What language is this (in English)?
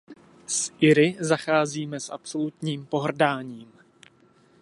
Czech